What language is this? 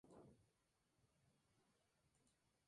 Spanish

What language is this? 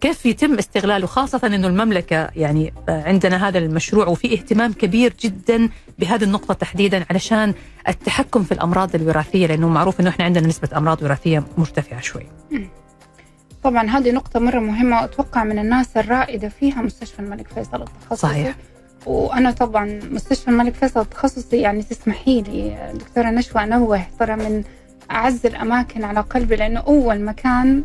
Arabic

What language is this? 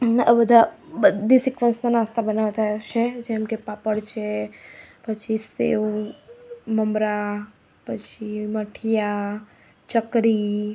Gujarati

